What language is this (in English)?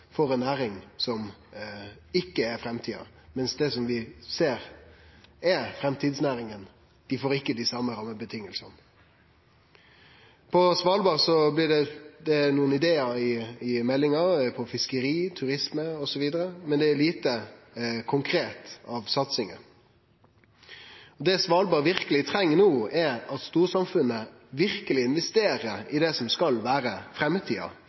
Norwegian Nynorsk